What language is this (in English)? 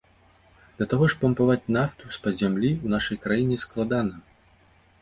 Belarusian